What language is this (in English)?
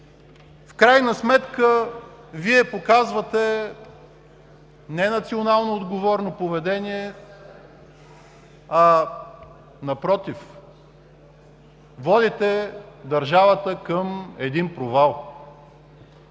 Bulgarian